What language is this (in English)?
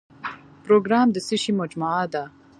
Pashto